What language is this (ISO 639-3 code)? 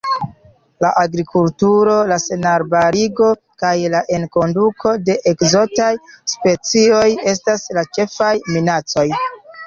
epo